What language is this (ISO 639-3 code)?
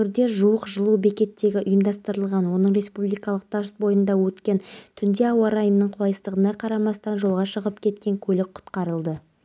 kaz